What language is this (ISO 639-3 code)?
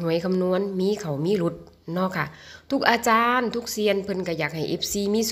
tha